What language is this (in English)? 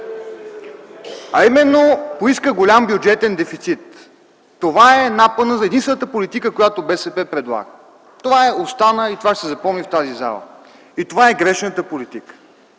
Bulgarian